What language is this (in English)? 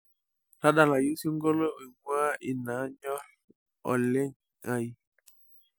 Masai